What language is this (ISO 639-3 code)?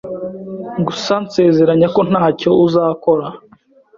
kin